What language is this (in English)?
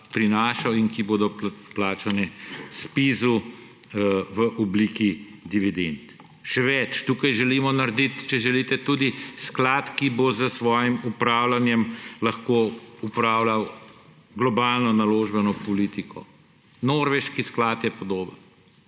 Slovenian